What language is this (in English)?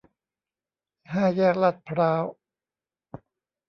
Thai